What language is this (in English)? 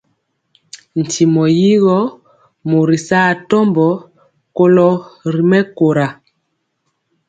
Mpiemo